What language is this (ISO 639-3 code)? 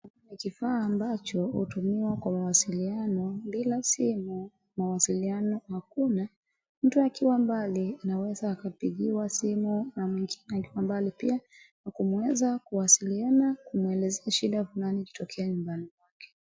swa